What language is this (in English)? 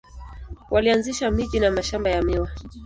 Swahili